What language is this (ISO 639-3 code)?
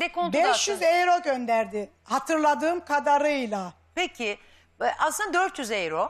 tur